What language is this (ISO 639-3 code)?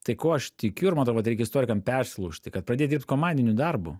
lit